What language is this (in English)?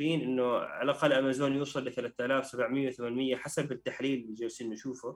Arabic